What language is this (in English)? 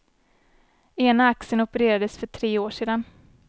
Swedish